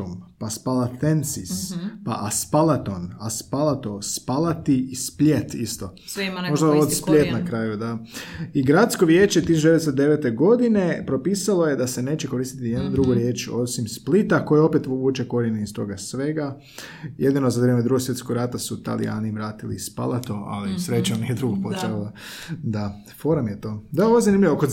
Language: Croatian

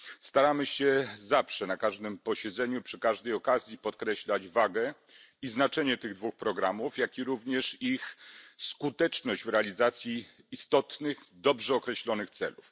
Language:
Polish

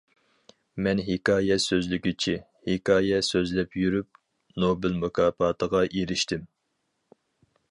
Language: Uyghur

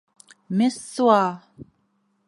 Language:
Bashkir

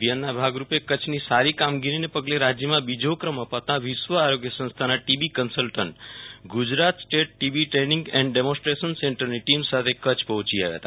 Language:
Gujarati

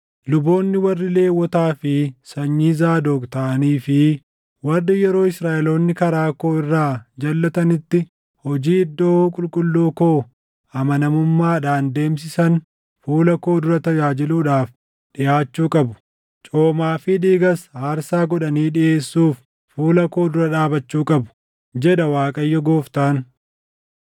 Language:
Oromo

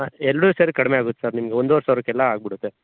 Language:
Kannada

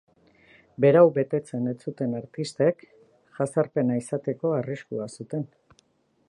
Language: Basque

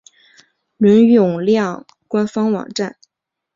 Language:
Chinese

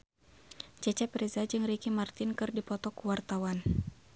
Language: Sundanese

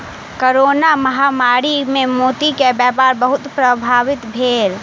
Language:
Maithili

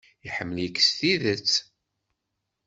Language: Kabyle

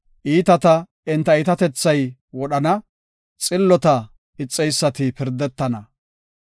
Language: Gofa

